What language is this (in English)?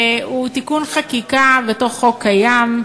Hebrew